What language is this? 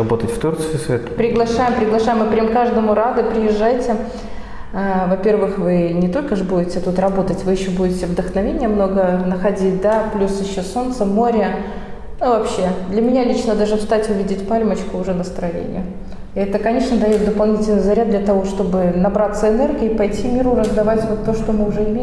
Russian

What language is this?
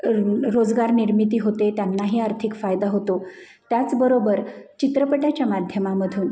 Marathi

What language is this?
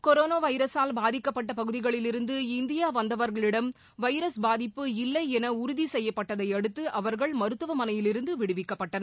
Tamil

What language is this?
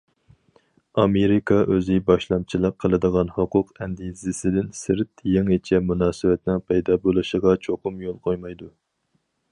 Uyghur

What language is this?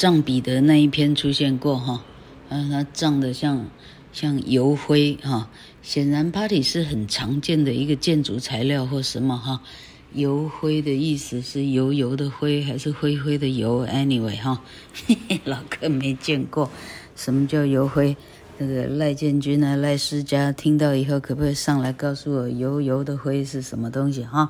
Chinese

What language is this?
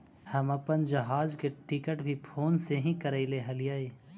Magahi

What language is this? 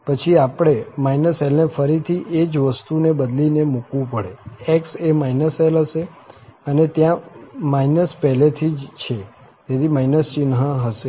Gujarati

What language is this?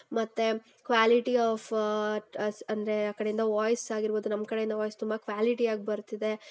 Kannada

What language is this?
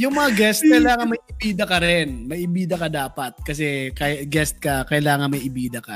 Filipino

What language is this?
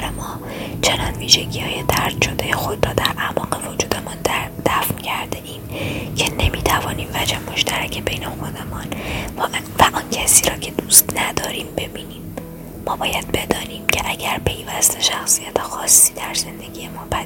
Persian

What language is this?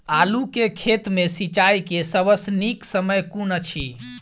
Maithili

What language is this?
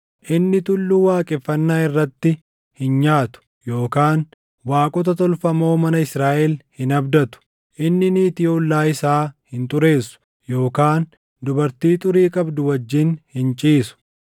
Oromo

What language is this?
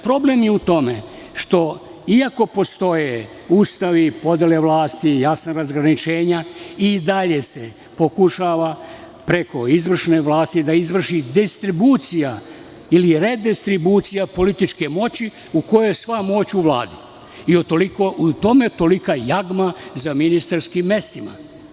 Serbian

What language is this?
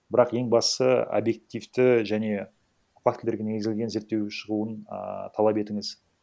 Kazakh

